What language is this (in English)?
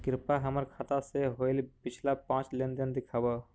Magahi